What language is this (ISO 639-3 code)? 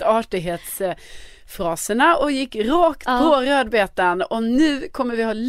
swe